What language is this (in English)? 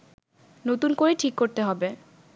Bangla